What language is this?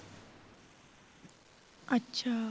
Punjabi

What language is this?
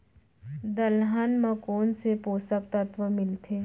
Chhattisgarhi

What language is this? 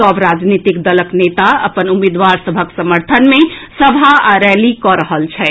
Maithili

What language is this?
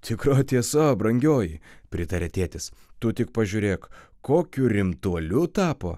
Lithuanian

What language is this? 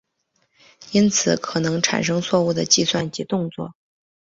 Chinese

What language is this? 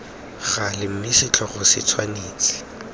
Tswana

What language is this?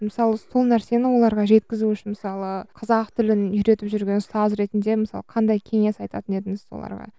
Kazakh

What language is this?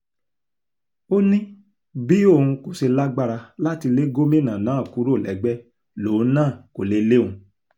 Yoruba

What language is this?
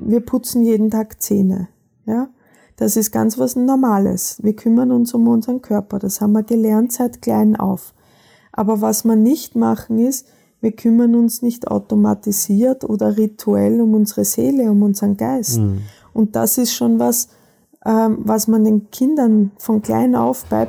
German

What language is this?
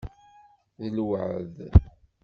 Kabyle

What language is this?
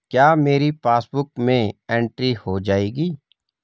Hindi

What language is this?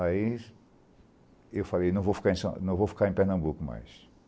Portuguese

